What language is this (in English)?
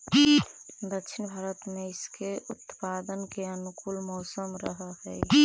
Magahi